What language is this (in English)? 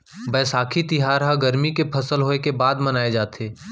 Chhattisgarhi